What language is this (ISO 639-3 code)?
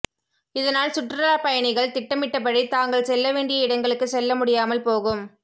tam